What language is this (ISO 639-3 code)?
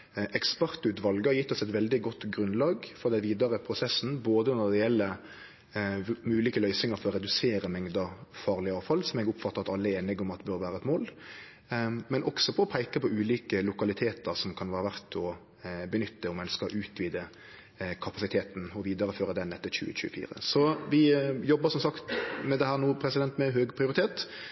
nno